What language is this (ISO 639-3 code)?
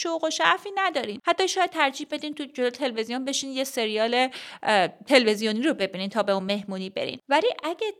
fas